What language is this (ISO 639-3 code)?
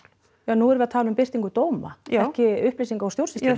isl